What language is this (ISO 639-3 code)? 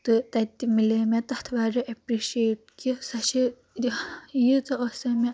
kas